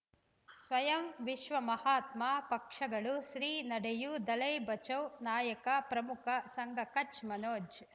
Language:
Kannada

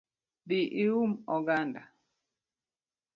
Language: Luo (Kenya and Tanzania)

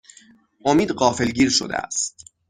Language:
Persian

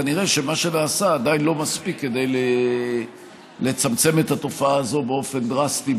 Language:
Hebrew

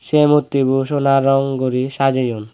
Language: Chakma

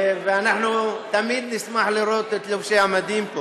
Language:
Hebrew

